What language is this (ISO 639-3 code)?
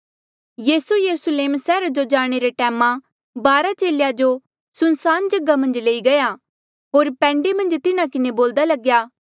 mjl